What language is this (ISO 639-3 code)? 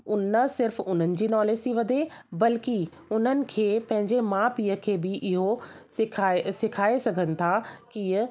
snd